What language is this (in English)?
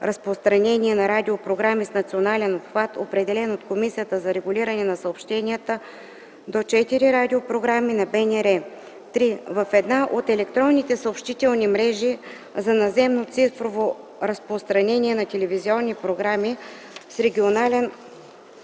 Bulgarian